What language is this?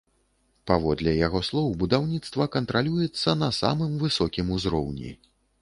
Belarusian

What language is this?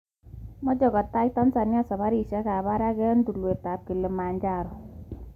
Kalenjin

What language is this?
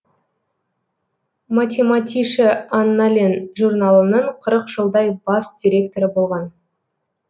Kazakh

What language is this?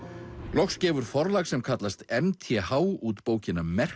Icelandic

